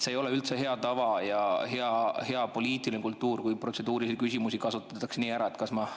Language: Estonian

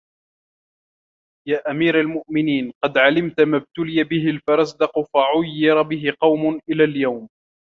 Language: Arabic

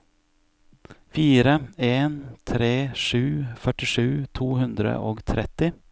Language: Norwegian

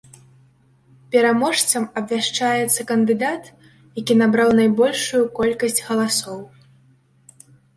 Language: Belarusian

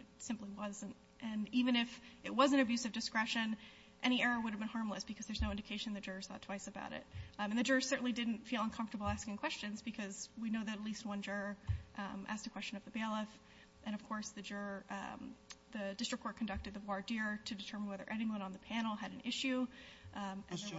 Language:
English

